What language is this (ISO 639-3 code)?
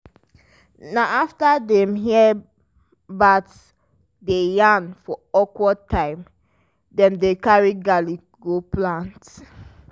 pcm